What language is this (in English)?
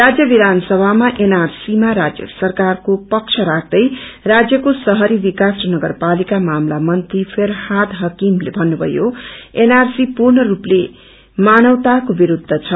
Nepali